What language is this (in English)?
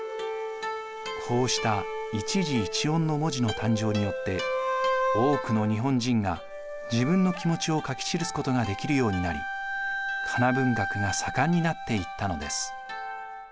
Japanese